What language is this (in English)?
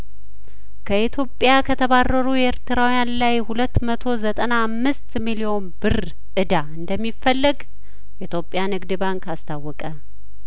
Amharic